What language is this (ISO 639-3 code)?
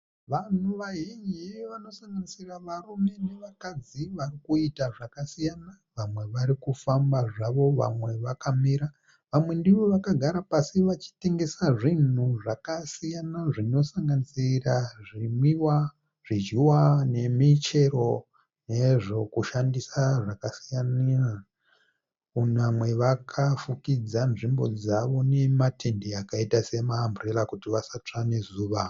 sna